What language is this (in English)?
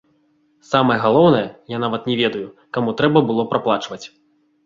Belarusian